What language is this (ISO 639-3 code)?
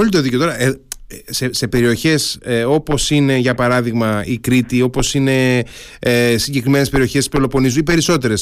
ell